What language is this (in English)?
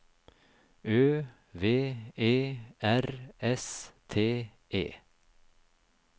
Norwegian